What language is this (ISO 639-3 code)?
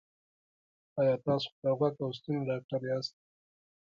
pus